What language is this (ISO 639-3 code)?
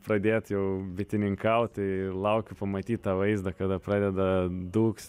lit